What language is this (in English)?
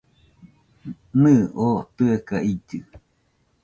Nüpode Huitoto